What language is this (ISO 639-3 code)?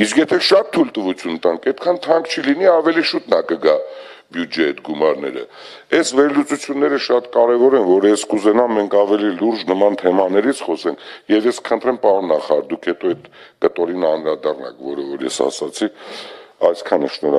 ron